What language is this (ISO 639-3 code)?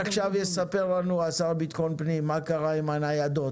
heb